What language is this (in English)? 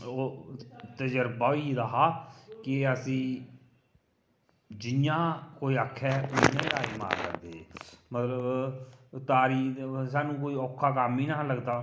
Dogri